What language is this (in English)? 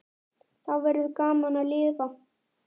Icelandic